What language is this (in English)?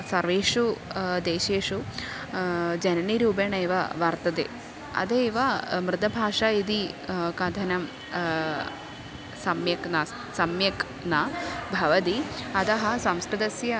Sanskrit